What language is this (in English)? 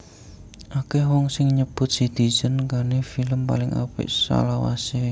Javanese